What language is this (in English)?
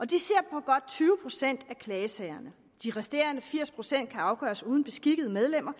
Danish